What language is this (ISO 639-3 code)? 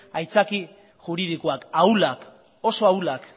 eus